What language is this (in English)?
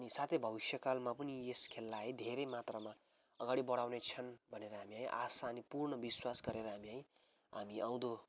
Nepali